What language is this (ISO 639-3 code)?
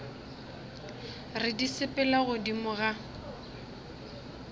nso